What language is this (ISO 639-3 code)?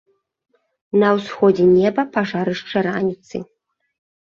bel